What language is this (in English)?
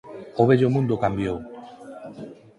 Galician